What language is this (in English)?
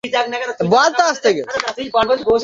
Bangla